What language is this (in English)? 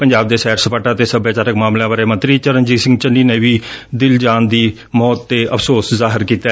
Punjabi